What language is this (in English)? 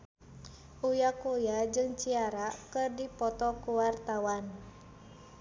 Sundanese